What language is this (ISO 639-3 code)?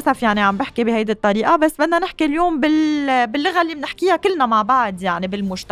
ara